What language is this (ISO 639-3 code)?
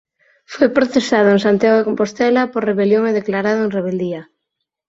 glg